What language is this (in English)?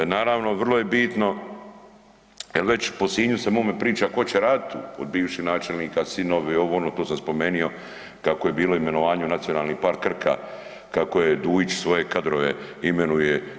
Croatian